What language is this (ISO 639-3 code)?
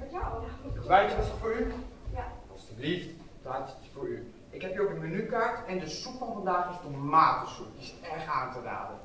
nld